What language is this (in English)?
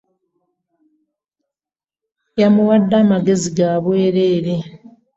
Ganda